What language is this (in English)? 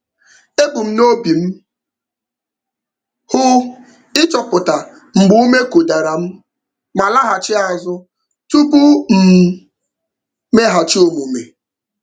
Igbo